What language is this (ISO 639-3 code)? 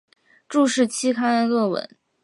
zho